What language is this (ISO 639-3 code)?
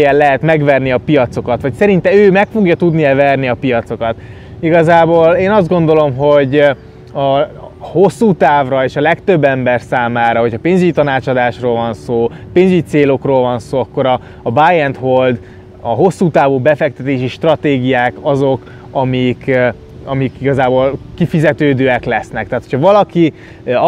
hun